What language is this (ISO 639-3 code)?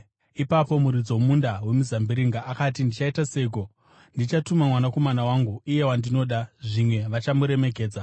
sna